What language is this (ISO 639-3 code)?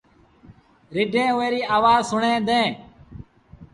sbn